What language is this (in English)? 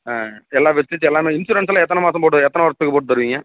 Tamil